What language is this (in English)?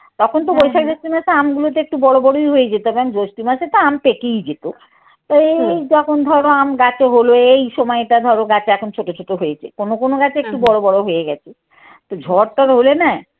Bangla